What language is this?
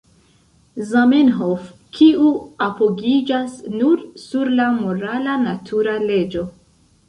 Esperanto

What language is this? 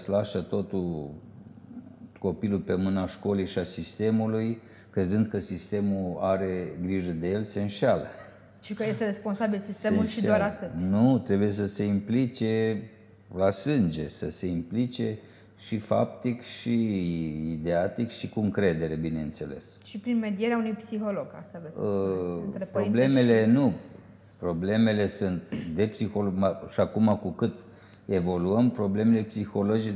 Romanian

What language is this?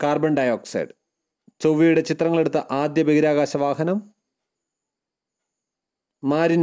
Malayalam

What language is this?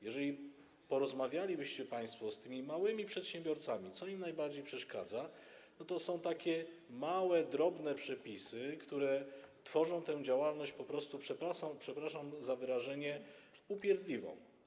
Polish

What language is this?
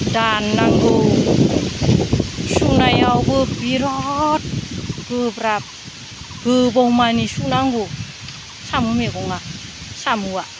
Bodo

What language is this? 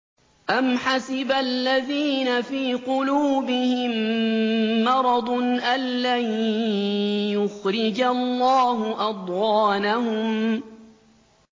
Arabic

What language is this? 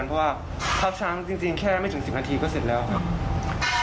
Thai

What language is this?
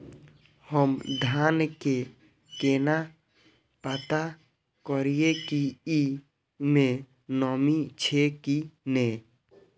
Maithili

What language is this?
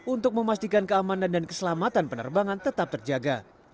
Indonesian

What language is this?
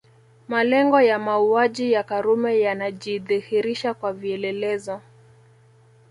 Swahili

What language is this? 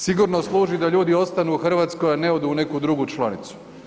Croatian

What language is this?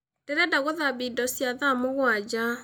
Kikuyu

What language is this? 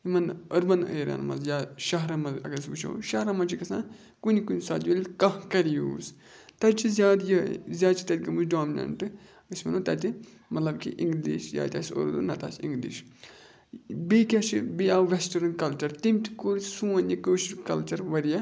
Kashmiri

